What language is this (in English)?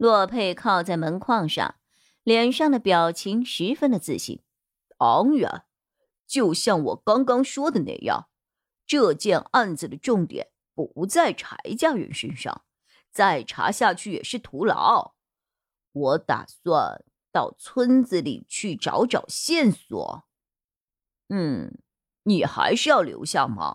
Chinese